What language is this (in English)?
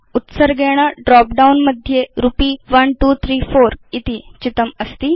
Sanskrit